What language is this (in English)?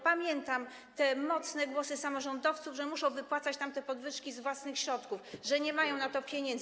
Polish